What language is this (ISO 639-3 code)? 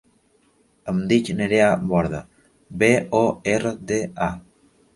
cat